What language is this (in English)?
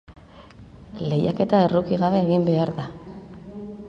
Basque